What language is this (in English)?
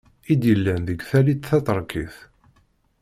Kabyle